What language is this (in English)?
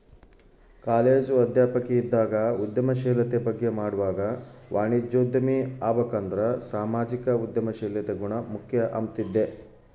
Kannada